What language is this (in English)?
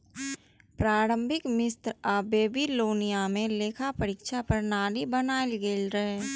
Maithili